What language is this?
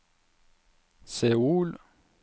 Norwegian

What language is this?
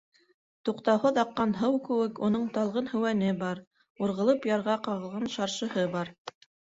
Bashkir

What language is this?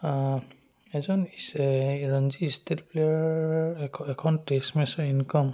Assamese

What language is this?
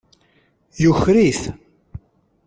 Kabyle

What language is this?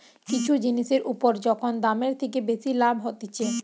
Bangla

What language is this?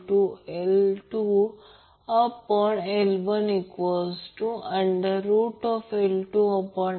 Marathi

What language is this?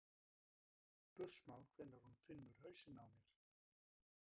Icelandic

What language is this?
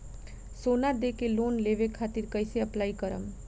Bhojpuri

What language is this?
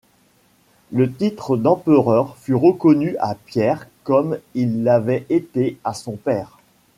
French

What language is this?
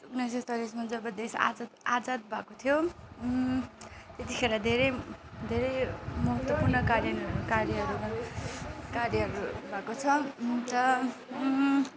Nepali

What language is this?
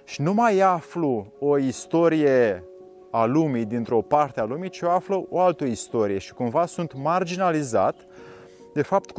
Romanian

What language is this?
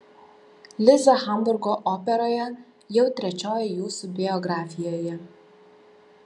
Lithuanian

